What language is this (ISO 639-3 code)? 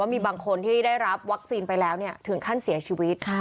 tha